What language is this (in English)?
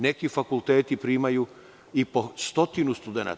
Serbian